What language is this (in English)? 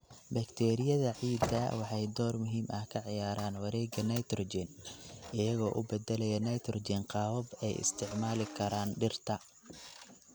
Somali